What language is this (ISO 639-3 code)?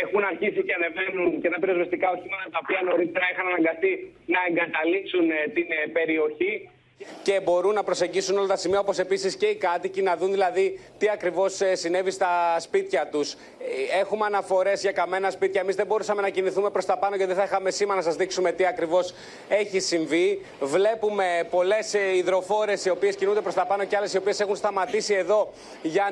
ell